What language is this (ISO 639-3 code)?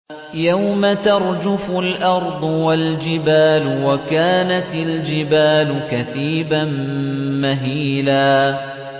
ara